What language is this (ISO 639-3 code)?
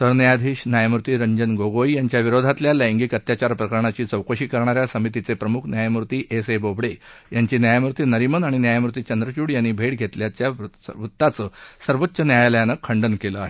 mar